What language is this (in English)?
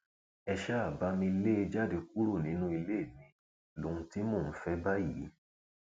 Yoruba